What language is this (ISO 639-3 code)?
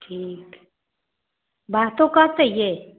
mai